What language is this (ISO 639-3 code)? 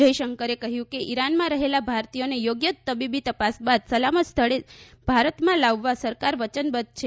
guj